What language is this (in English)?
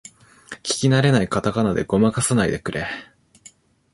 Japanese